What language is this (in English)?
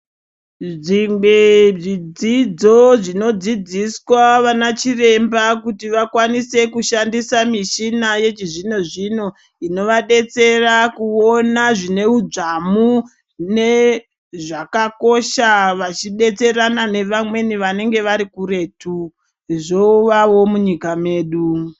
Ndau